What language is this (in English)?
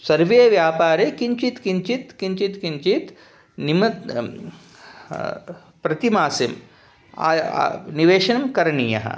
Sanskrit